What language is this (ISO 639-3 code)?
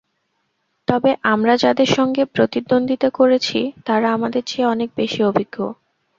ben